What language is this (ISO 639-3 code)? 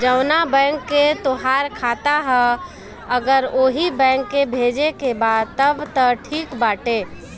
bho